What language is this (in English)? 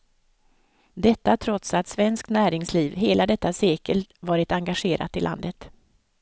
Swedish